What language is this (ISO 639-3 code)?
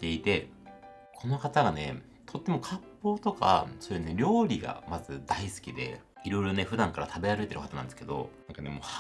jpn